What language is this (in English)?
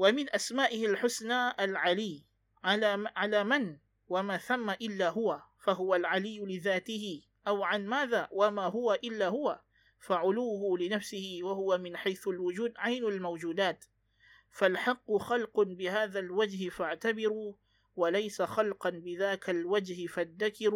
Malay